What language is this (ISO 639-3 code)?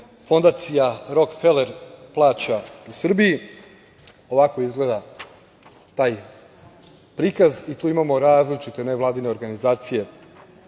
srp